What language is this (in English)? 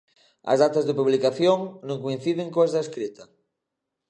Galician